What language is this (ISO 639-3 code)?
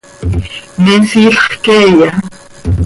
sei